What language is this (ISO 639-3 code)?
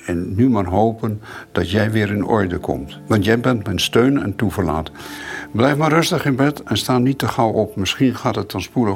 nld